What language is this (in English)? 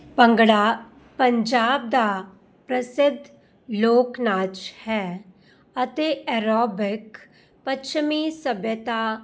Punjabi